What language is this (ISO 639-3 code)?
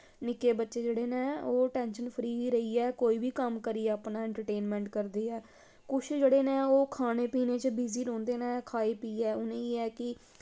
doi